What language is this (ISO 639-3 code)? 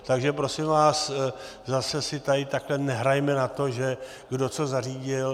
ces